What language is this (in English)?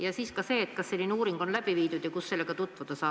Estonian